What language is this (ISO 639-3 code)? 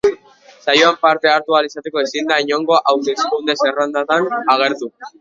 eus